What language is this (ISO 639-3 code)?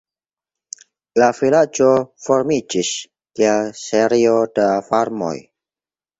epo